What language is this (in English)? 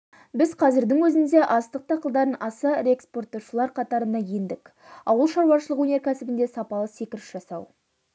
Kazakh